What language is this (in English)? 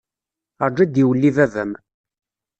Kabyle